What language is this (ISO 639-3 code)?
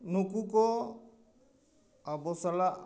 sat